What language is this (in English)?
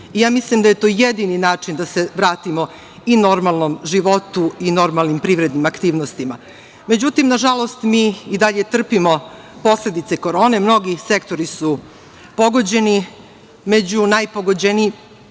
Serbian